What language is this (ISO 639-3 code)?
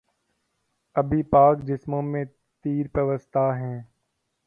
urd